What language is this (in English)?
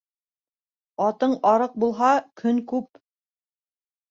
Bashkir